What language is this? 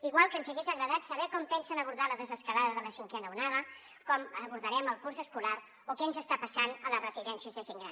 Catalan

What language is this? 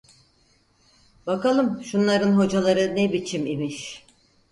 Turkish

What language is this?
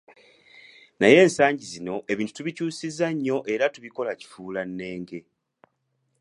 Ganda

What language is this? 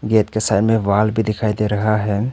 Hindi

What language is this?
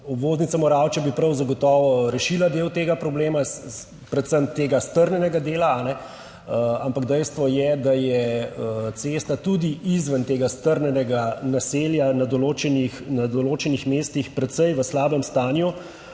Slovenian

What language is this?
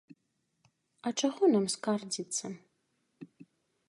Belarusian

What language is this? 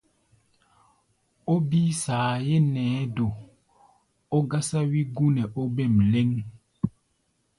Gbaya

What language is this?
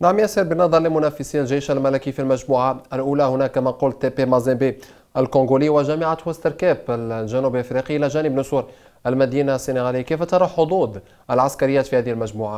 Arabic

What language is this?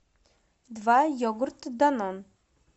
Russian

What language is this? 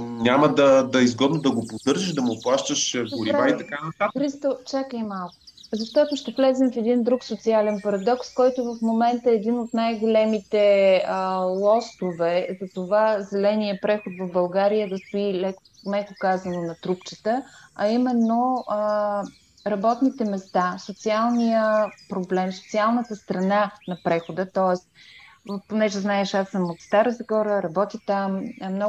Bulgarian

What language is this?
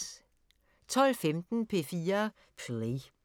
Danish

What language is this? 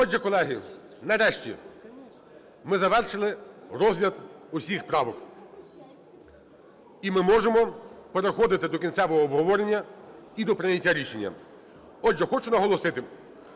Ukrainian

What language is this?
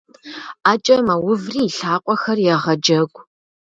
Kabardian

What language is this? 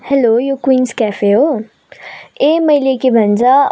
Nepali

